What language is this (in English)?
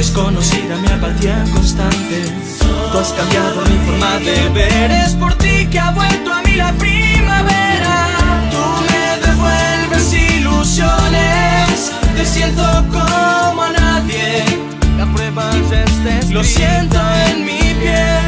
Portuguese